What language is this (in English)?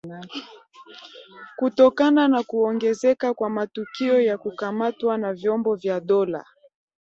Swahili